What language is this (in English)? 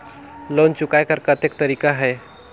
Chhattisgarhi